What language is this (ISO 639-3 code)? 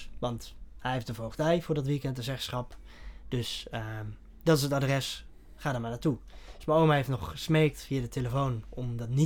nld